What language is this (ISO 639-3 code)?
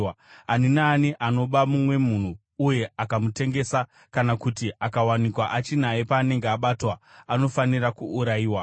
sna